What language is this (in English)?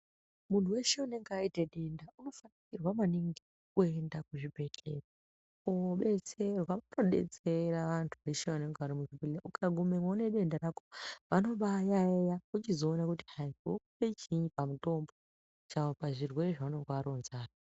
Ndau